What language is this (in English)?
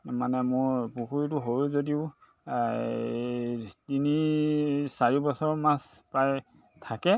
Assamese